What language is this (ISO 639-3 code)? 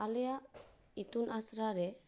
sat